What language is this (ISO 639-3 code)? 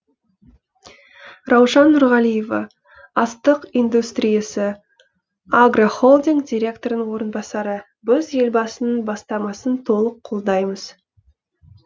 kaz